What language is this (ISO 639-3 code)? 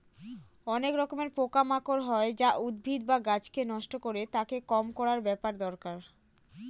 ben